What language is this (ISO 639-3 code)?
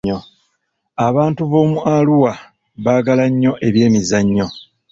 lug